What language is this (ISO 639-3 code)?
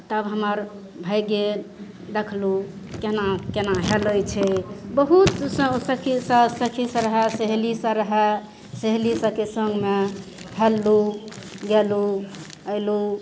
mai